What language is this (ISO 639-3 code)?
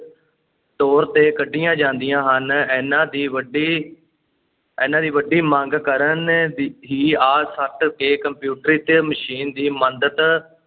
pan